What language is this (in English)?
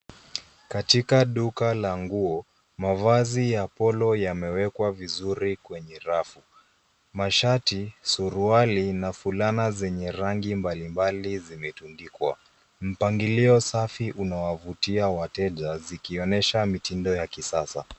Swahili